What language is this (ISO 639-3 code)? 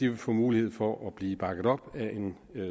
dan